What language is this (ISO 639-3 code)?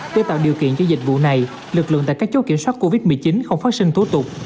vie